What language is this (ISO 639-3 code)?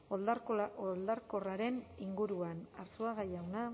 eus